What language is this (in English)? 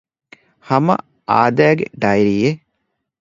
Divehi